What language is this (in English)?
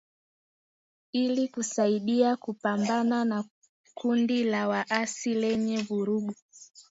Swahili